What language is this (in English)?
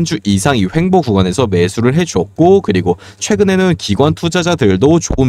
Korean